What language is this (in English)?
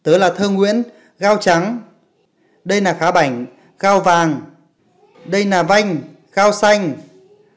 Vietnamese